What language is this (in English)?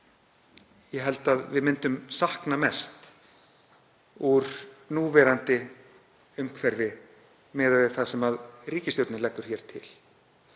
Icelandic